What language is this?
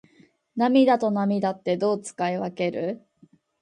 Japanese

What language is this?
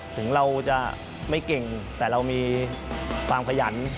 Thai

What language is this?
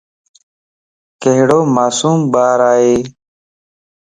Lasi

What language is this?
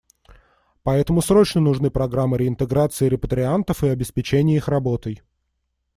Russian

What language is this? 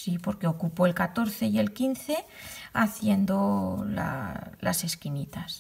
Spanish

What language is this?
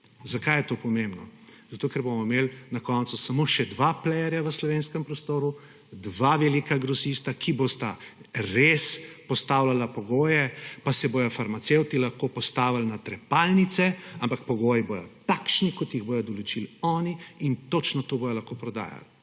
Slovenian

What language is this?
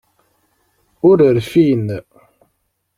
Kabyle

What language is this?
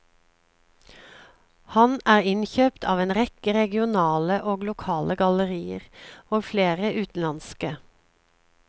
Norwegian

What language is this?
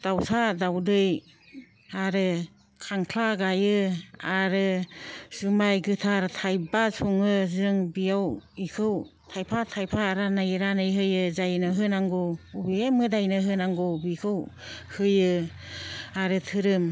Bodo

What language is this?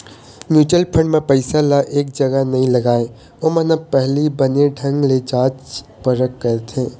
Chhattisgarhi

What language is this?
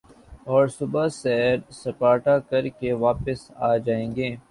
Urdu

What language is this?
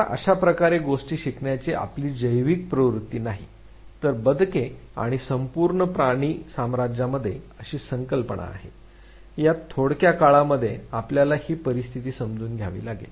Marathi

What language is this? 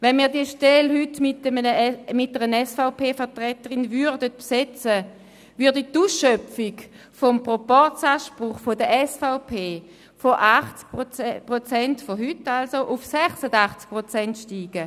Swiss German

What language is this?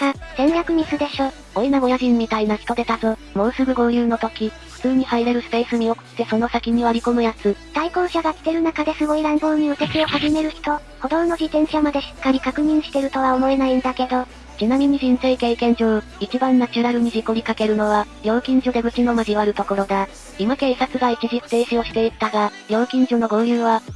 Japanese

